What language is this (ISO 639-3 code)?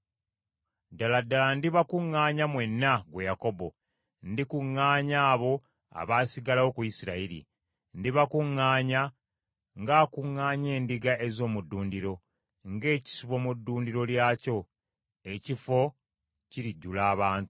lug